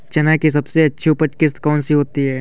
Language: Hindi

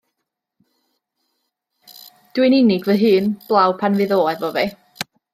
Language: Welsh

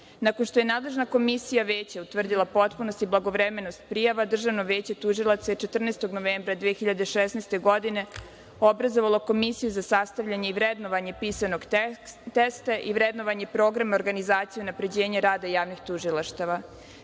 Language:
Serbian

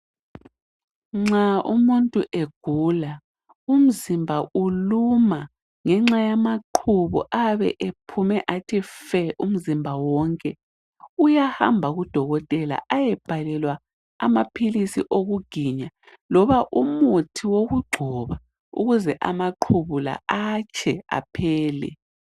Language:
North Ndebele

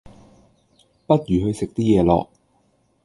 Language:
Cantonese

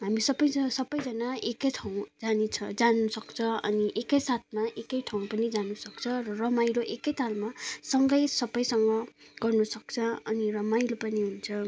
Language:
Nepali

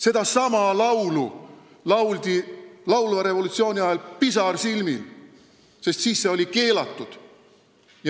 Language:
Estonian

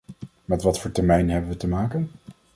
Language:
Dutch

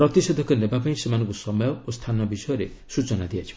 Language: Odia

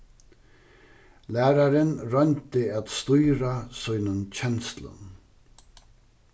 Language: Faroese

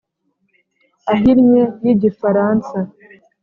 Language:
Kinyarwanda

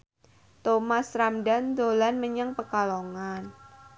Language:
Javanese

